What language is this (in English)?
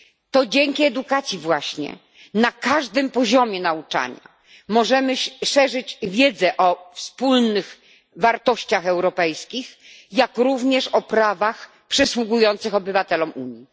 Polish